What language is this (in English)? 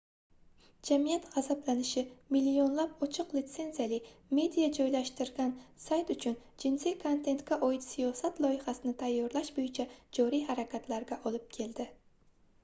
Uzbek